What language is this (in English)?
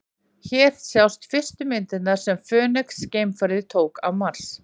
Icelandic